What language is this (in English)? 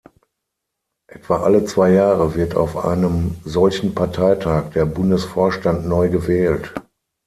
German